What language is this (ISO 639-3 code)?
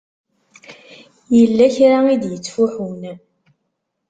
kab